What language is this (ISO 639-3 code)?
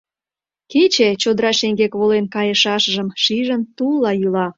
chm